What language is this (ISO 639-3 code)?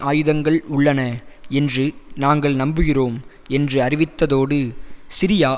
tam